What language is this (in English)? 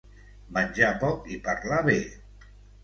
Catalan